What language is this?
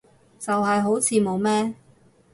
Cantonese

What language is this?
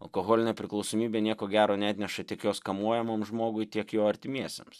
Lithuanian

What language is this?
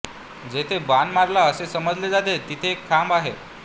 Marathi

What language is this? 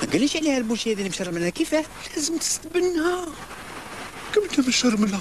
Arabic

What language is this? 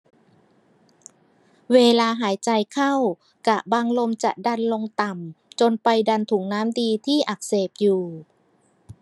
Thai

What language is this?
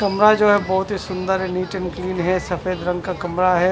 Hindi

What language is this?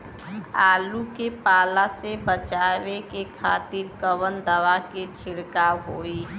Bhojpuri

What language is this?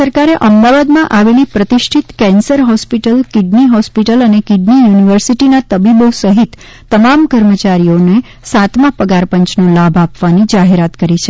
Gujarati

